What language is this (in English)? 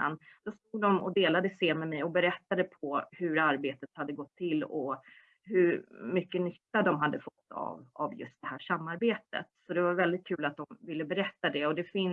Swedish